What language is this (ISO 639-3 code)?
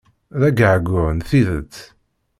kab